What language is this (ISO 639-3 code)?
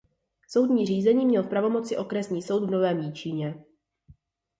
ces